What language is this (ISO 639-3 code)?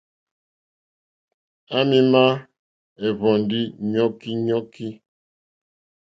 bri